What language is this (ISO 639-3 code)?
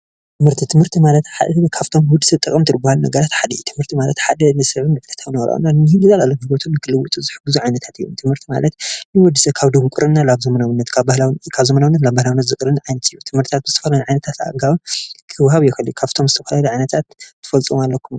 tir